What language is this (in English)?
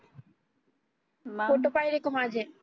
Marathi